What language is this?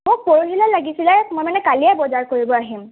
Assamese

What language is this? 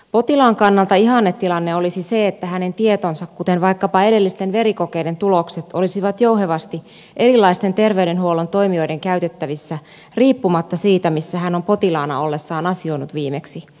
Finnish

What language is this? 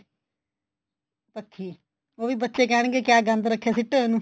Punjabi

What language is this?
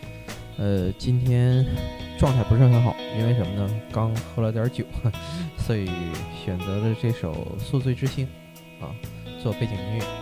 Chinese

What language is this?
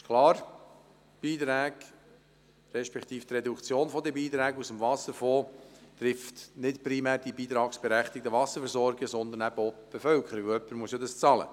Swiss German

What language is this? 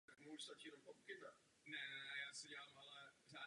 Czech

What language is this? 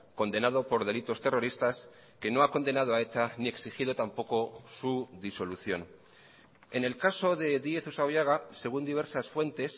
Spanish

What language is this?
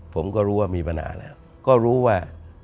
Thai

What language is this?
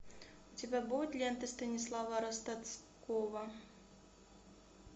Russian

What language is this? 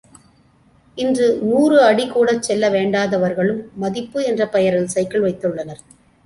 Tamil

